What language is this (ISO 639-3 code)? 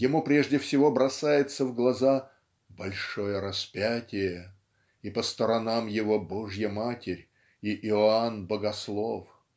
rus